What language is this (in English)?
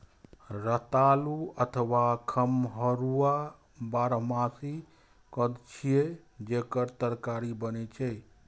Maithili